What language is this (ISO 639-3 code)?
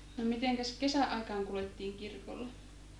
fin